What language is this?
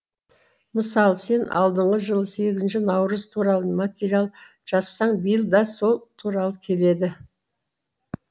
Kazakh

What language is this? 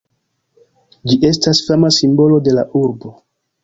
Esperanto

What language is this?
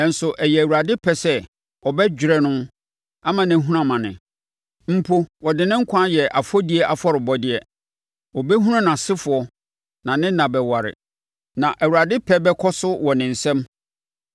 Akan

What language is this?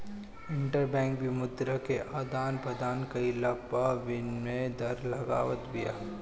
Bhojpuri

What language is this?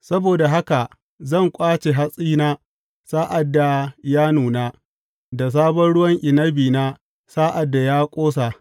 Hausa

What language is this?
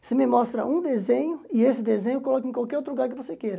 Portuguese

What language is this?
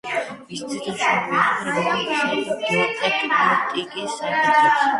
Georgian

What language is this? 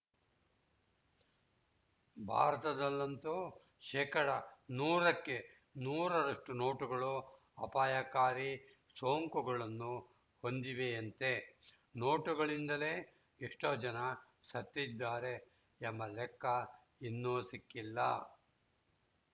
Kannada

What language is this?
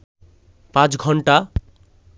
Bangla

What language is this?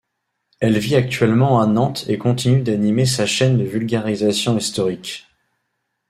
French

